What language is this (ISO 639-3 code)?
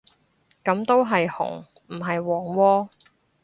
yue